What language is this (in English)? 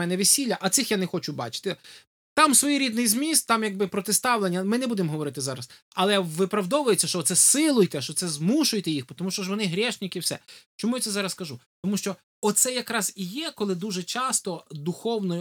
Ukrainian